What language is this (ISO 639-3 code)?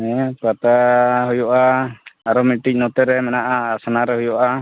sat